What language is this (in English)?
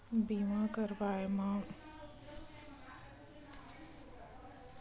Chhattisgarhi